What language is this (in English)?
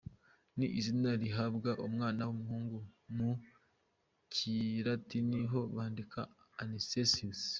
Kinyarwanda